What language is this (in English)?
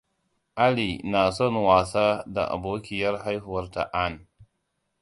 Hausa